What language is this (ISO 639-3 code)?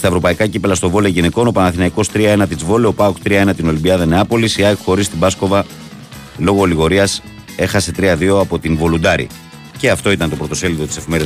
ell